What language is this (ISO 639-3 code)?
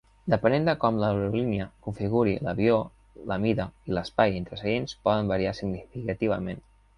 cat